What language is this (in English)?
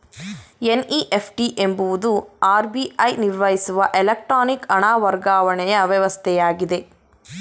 Kannada